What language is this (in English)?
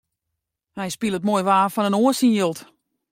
Western Frisian